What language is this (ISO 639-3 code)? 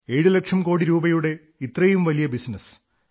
mal